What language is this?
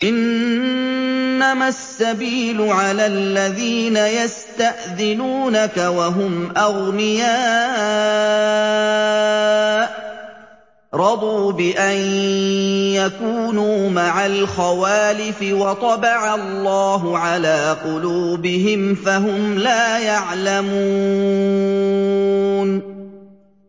Arabic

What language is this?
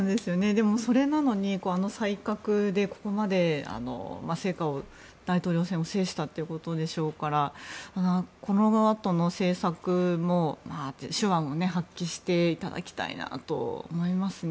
Japanese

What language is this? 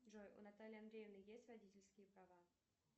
Russian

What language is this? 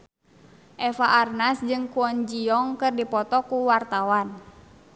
Sundanese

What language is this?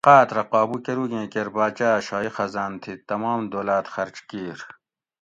Gawri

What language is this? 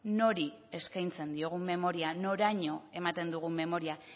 Basque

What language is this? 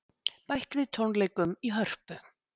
Icelandic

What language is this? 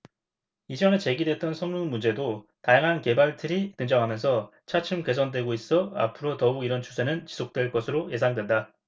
Korean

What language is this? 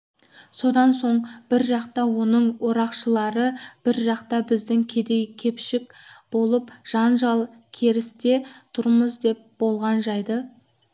Kazakh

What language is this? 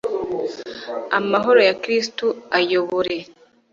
Kinyarwanda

